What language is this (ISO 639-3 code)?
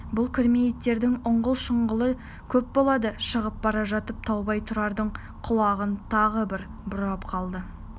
kaz